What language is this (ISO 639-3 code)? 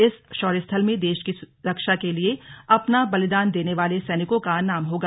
hin